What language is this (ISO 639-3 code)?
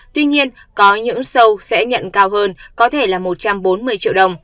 vie